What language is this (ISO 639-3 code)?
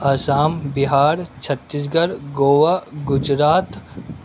urd